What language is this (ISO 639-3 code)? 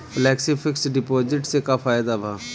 bho